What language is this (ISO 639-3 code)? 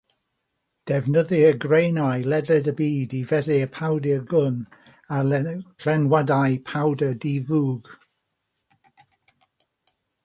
cym